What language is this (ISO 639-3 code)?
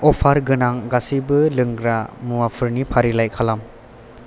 brx